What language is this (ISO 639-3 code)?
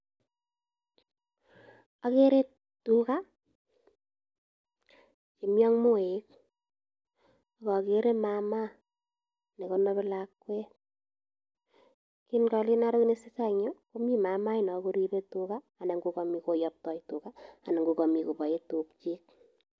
kln